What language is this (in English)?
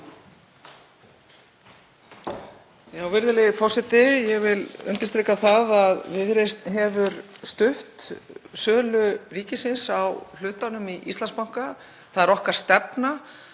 Icelandic